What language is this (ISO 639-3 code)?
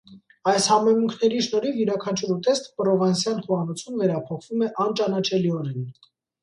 hye